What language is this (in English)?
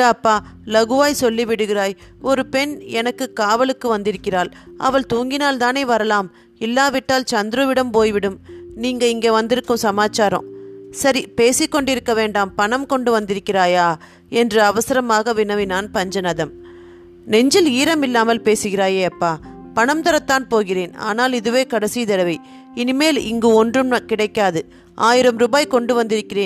Tamil